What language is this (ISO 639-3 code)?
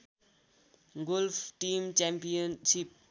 nep